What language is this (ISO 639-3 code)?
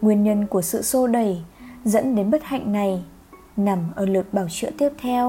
vie